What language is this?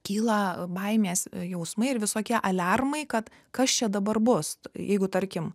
Lithuanian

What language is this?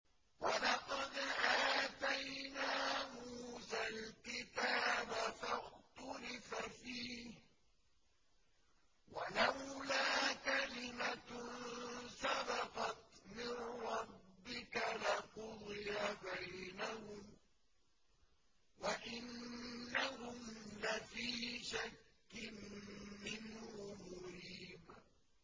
Arabic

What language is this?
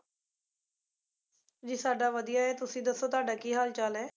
Punjabi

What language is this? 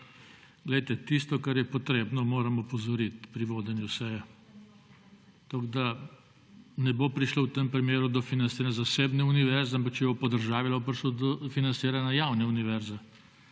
Slovenian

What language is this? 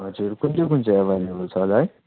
Nepali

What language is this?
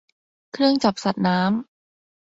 Thai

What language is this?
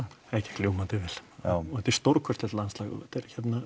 Icelandic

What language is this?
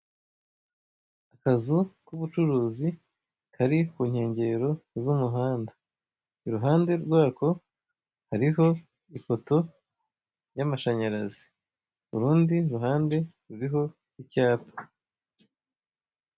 Kinyarwanda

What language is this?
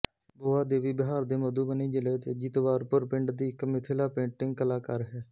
Punjabi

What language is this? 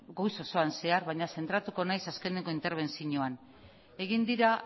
Basque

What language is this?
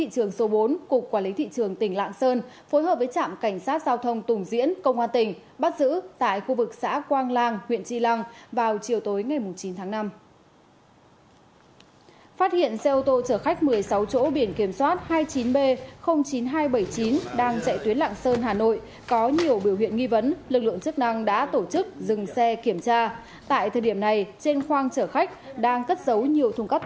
Vietnamese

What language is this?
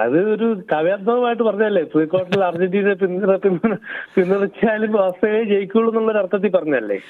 Malayalam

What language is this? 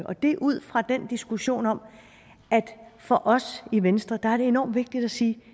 Danish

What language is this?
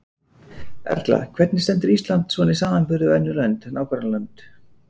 Icelandic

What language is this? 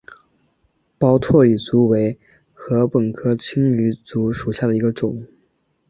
Chinese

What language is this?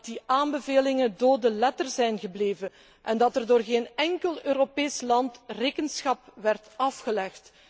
Dutch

